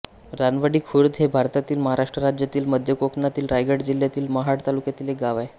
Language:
Marathi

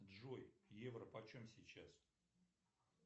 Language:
Russian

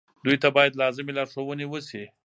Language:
Pashto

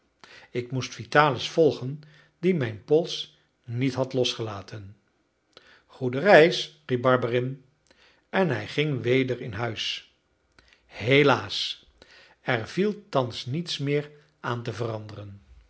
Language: Dutch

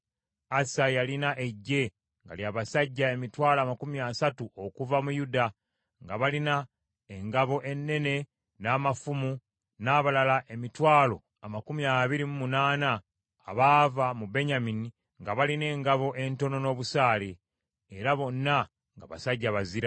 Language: Ganda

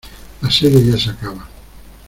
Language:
Spanish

